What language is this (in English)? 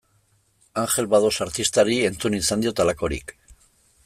Basque